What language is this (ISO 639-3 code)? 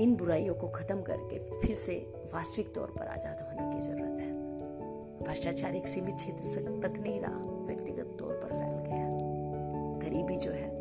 hin